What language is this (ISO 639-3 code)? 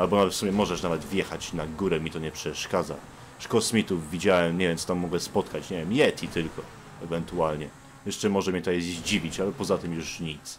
pol